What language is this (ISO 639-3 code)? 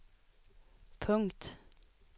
swe